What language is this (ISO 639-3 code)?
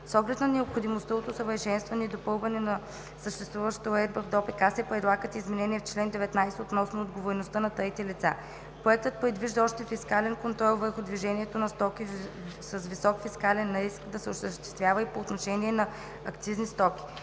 bul